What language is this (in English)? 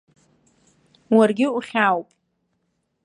Abkhazian